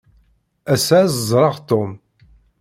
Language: Kabyle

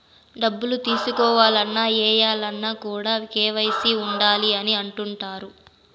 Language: Telugu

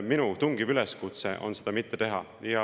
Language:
Estonian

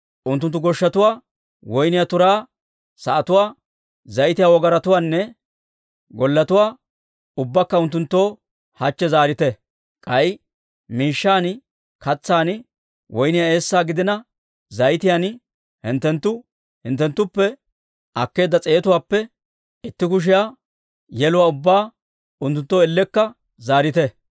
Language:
Dawro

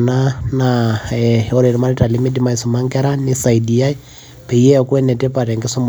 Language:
Masai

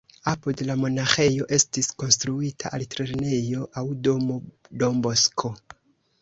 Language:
Esperanto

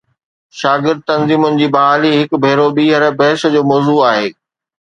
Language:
Sindhi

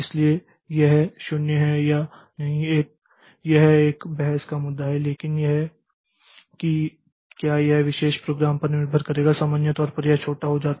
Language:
Hindi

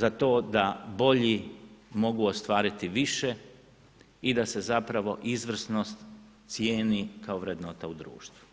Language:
Croatian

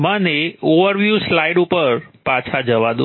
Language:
Gujarati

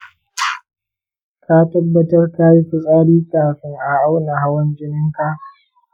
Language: Hausa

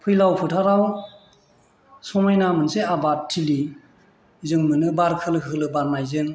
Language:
Bodo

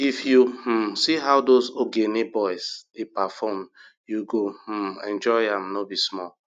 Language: Nigerian Pidgin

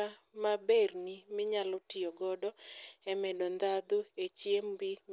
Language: Luo (Kenya and Tanzania)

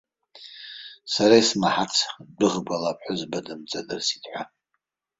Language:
Abkhazian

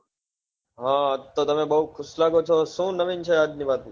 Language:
Gujarati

